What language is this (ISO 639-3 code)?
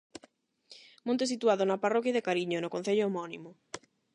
glg